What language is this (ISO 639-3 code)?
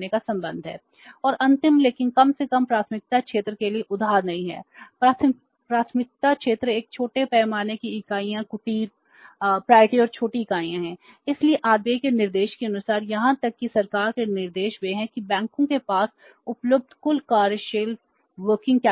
hin